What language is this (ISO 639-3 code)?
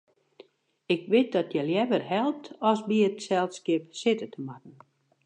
fry